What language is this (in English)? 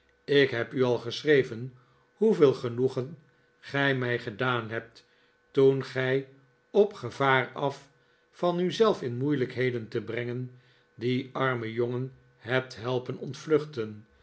Dutch